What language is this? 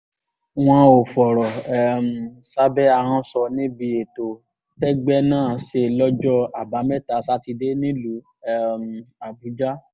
Yoruba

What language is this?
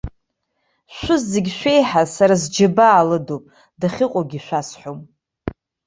Abkhazian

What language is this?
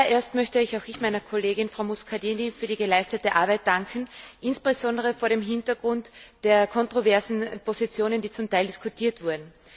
German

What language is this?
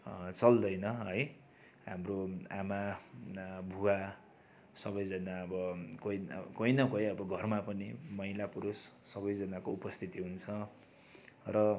Nepali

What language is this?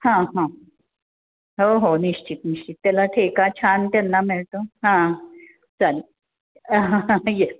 Marathi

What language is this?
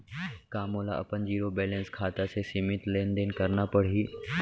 Chhattisgarhi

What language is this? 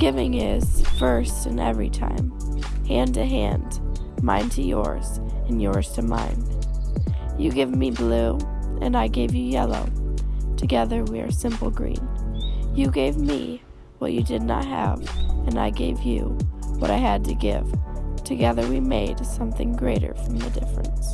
English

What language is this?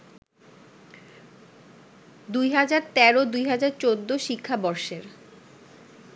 Bangla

